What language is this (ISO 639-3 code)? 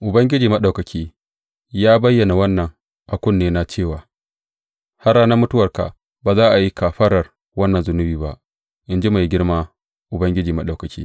hau